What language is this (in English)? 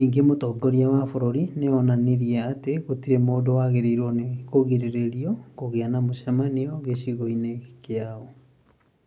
Kikuyu